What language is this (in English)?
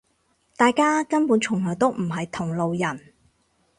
Cantonese